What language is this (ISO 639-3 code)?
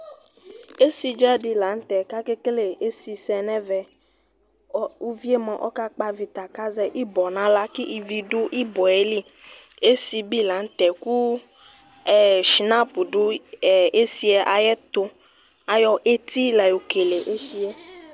kpo